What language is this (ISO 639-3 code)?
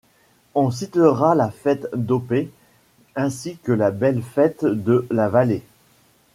fra